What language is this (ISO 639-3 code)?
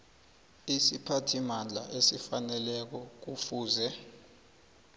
nbl